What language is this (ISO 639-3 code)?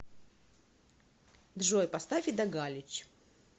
rus